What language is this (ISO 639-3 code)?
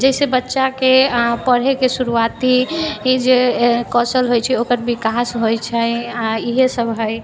mai